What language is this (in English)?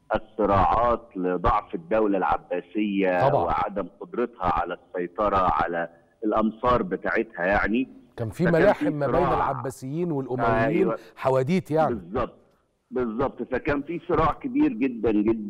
Arabic